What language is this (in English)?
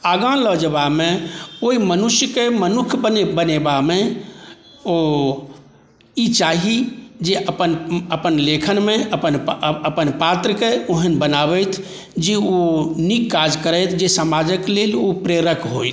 Maithili